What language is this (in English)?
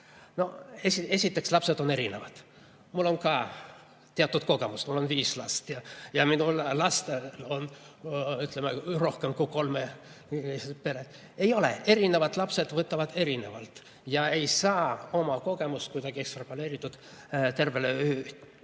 Estonian